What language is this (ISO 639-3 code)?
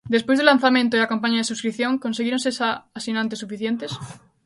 glg